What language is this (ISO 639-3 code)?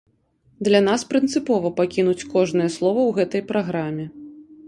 bel